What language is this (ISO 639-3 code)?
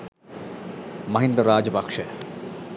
sin